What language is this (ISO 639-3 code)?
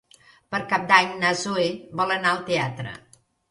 cat